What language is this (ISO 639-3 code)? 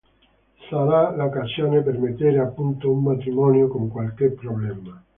ita